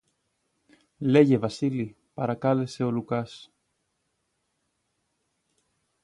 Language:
Greek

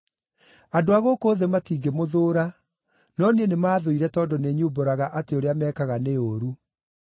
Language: Kikuyu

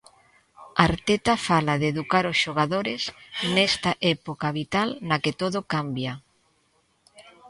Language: Galician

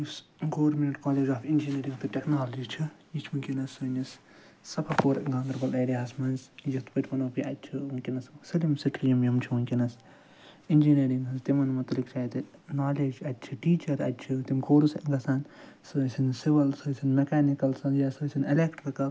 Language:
Kashmiri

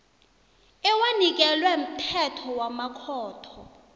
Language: South Ndebele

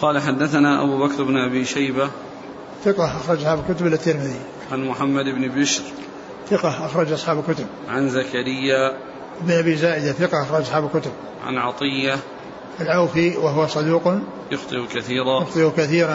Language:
Arabic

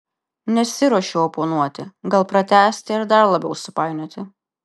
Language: Lithuanian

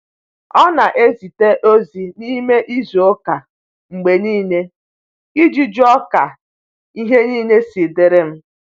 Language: Igbo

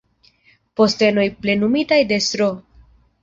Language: Esperanto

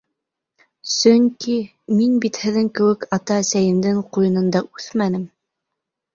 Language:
Bashkir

